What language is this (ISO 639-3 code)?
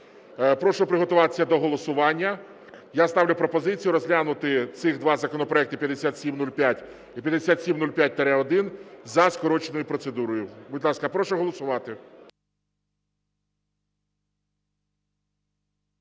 ukr